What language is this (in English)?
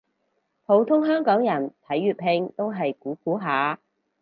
Cantonese